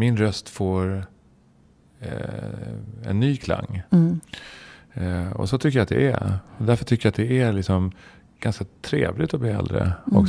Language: Swedish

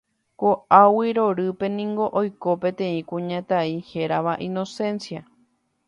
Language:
Guarani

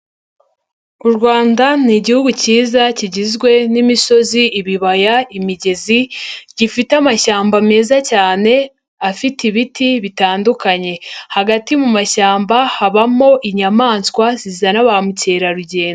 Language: Kinyarwanda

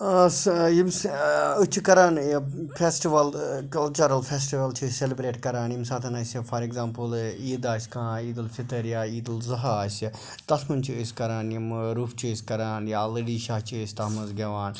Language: Kashmiri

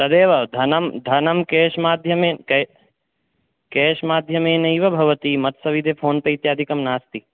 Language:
Sanskrit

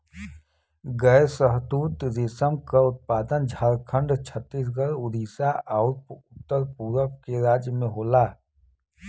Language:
Bhojpuri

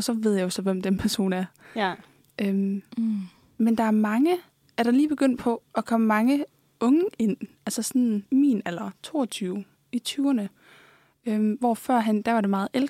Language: Danish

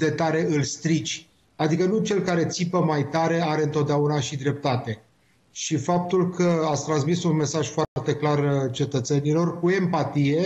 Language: Romanian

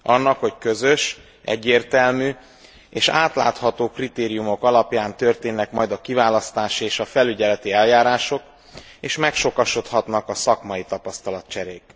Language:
Hungarian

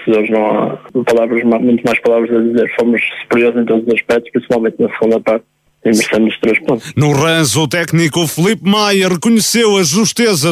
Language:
Portuguese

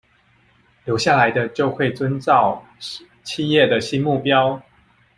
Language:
Chinese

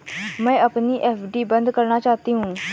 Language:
Hindi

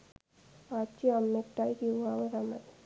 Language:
Sinhala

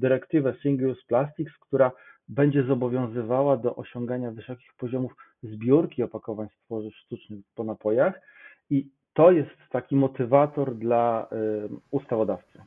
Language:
Polish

